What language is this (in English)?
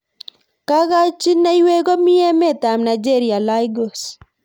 Kalenjin